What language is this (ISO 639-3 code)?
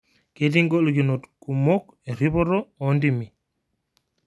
mas